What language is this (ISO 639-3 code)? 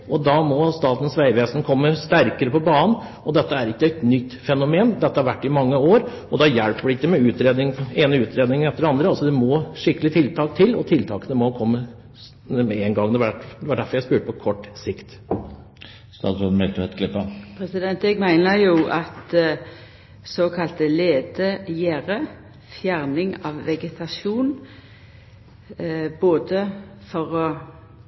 nor